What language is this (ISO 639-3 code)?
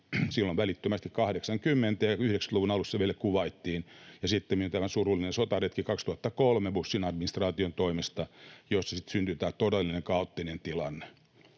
fin